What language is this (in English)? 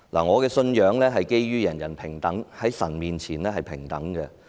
Cantonese